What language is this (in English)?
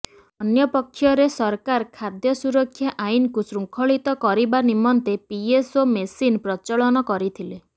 Odia